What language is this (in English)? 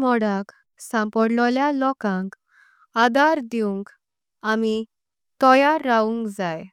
Konkani